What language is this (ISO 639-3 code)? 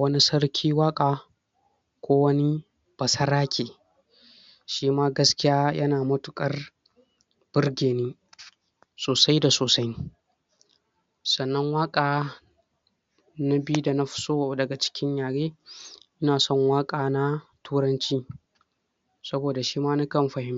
hau